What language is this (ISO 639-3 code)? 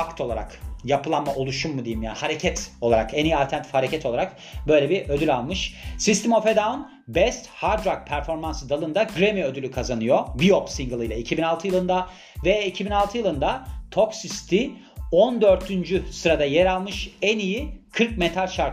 tur